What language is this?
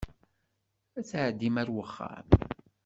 Kabyle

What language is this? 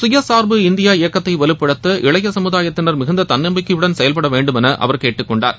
Tamil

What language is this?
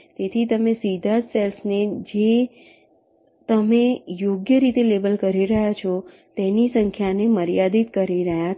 Gujarati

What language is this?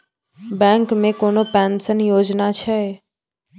Maithili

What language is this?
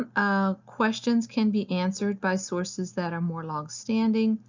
English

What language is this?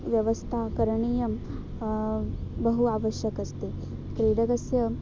Sanskrit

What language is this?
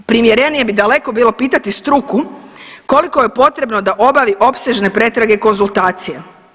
Croatian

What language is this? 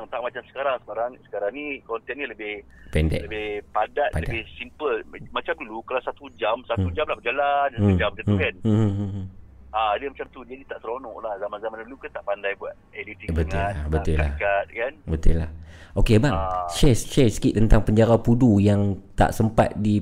Malay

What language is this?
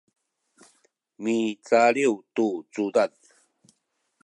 Sakizaya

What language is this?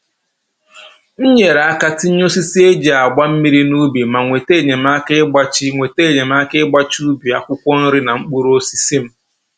Igbo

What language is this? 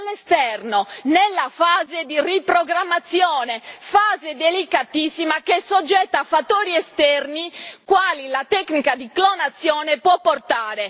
Italian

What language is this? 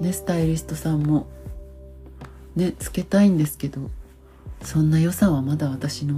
Japanese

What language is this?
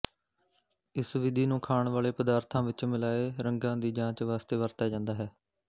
Punjabi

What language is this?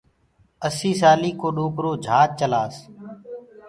Gurgula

